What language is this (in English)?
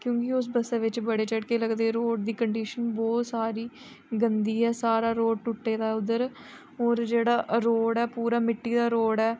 Dogri